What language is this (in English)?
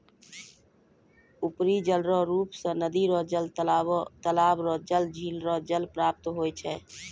Maithili